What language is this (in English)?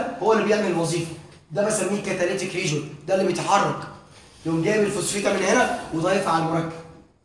Arabic